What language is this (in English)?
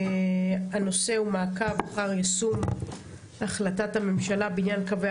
Hebrew